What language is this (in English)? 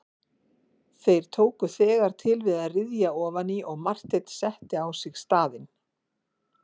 Icelandic